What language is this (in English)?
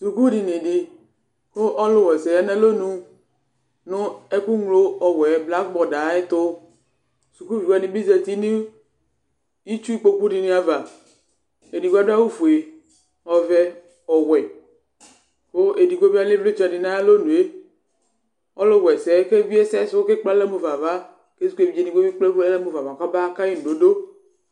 Ikposo